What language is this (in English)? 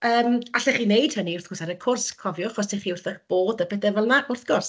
Welsh